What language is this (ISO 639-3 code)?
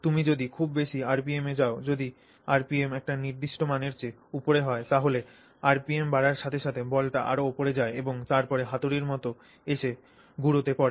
ben